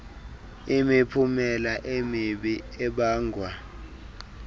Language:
Xhosa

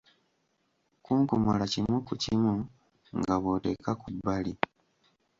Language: Ganda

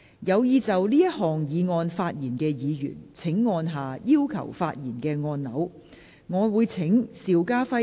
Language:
Cantonese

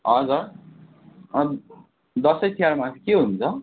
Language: Nepali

